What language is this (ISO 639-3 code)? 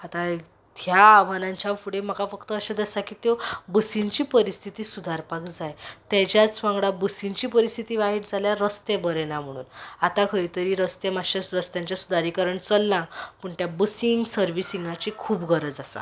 kok